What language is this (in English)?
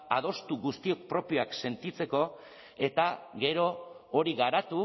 Basque